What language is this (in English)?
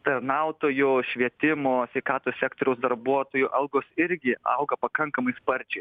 Lithuanian